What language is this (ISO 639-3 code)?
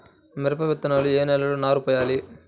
tel